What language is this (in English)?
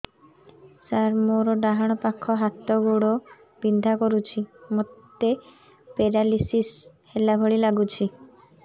Odia